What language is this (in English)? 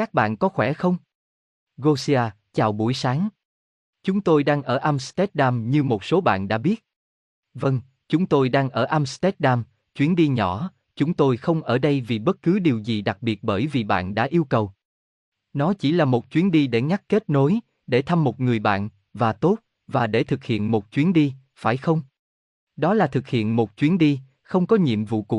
Vietnamese